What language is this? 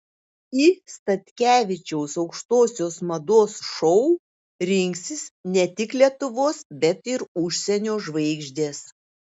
Lithuanian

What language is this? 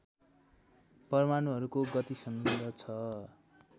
Nepali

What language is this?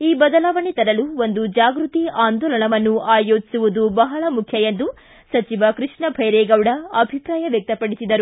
Kannada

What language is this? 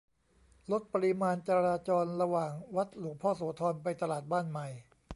Thai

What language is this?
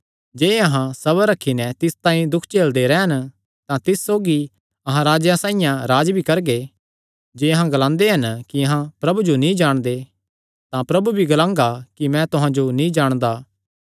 Kangri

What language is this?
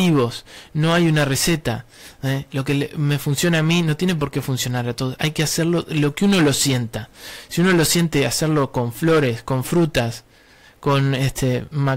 Spanish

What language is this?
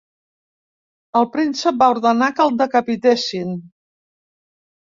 Catalan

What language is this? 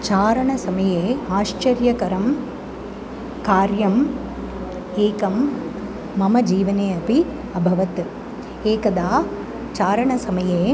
Sanskrit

